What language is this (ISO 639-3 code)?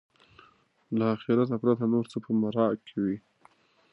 pus